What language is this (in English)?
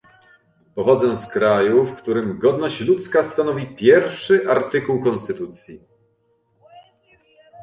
Polish